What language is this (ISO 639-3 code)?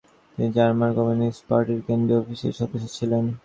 ben